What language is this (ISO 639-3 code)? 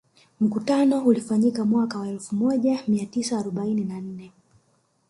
swa